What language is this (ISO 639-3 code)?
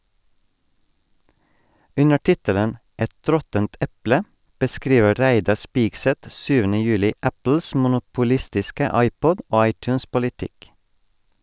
nor